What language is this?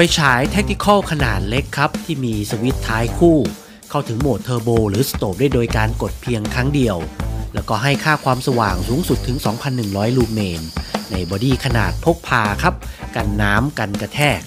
Thai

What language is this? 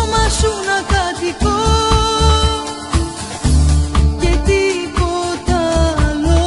Greek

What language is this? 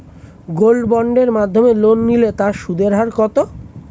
Bangla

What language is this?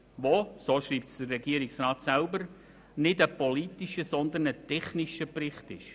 Swiss German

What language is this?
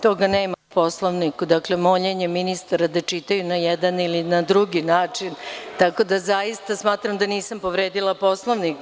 Serbian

